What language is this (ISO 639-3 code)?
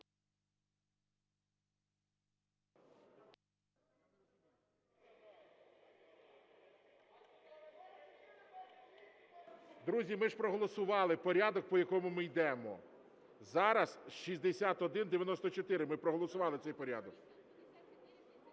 ukr